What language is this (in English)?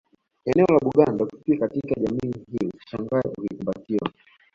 Swahili